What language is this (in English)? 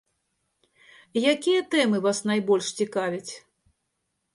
Belarusian